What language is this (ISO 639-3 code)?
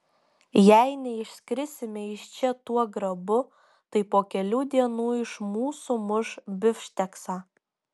lit